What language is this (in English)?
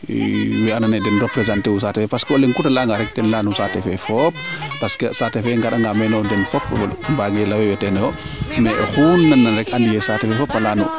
Serer